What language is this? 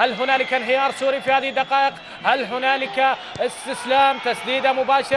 Arabic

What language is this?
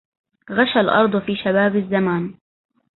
Arabic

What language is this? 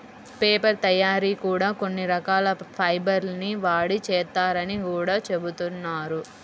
Telugu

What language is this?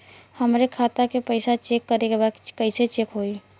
Bhojpuri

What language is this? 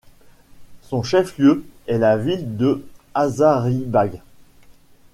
French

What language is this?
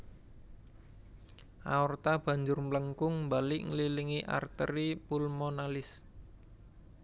Javanese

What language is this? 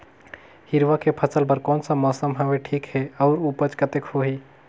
Chhattisgarhi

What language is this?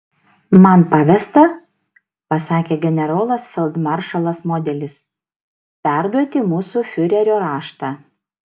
Lithuanian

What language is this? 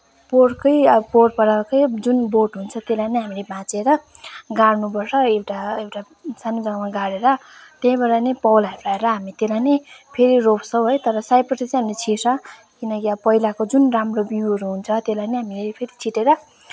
Nepali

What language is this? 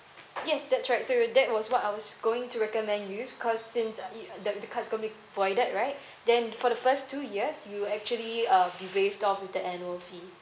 English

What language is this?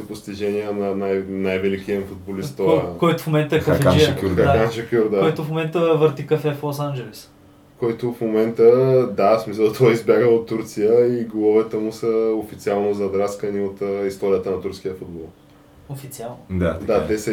Bulgarian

